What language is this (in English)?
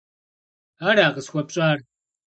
Kabardian